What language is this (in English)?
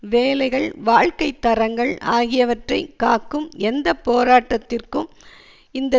Tamil